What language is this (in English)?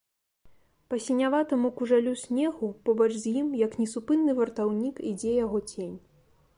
Belarusian